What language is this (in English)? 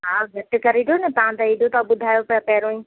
Sindhi